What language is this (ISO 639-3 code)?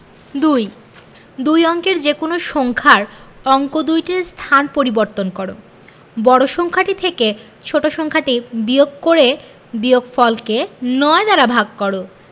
ben